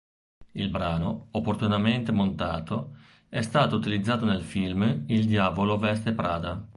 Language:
Italian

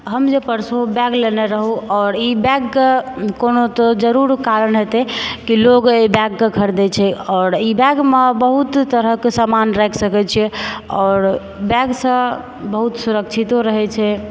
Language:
Maithili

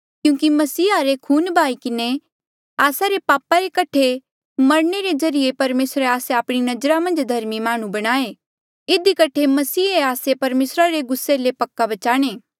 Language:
Mandeali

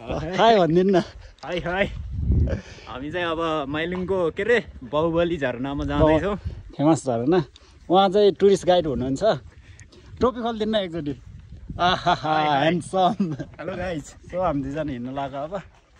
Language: Indonesian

